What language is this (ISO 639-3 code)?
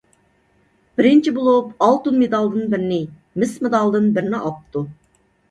uig